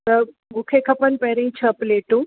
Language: Sindhi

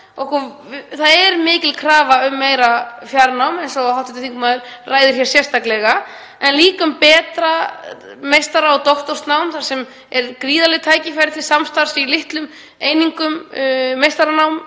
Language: Icelandic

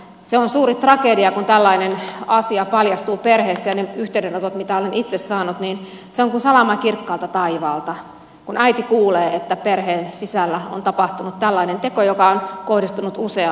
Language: Finnish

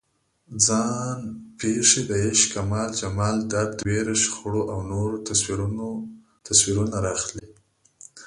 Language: Pashto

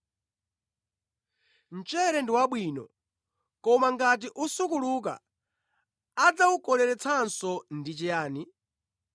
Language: Nyanja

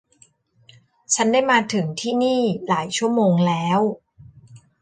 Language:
Thai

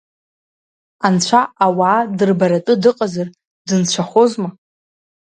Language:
Abkhazian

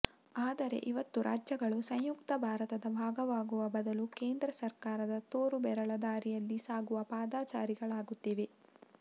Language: Kannada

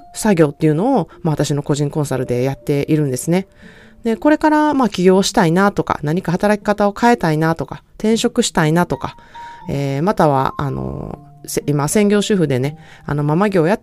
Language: Japanese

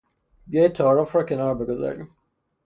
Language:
Persian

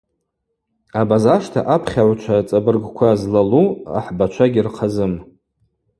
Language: Abaza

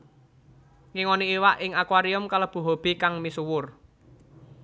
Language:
Javanese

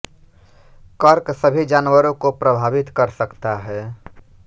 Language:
Hindi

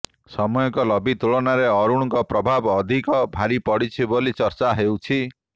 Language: Odia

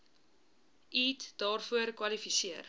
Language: Afrikaans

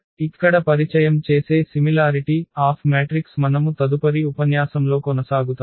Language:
Telugu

